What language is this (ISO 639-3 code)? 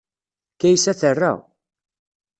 kab